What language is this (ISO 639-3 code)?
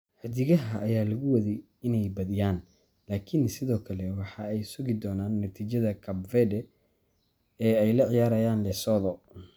som